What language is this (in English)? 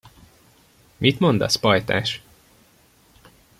Hungarian